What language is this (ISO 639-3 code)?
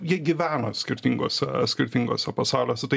lit